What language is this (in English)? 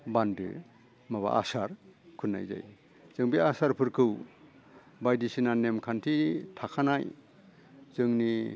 Bodo